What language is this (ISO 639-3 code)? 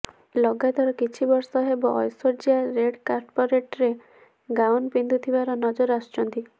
ori